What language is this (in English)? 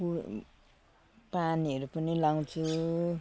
Nepali